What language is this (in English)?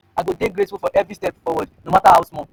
Nigerian Pidgin